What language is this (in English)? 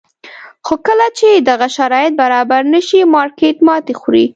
Pashto